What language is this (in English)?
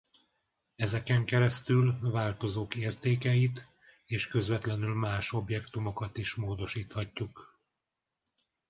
Hungarian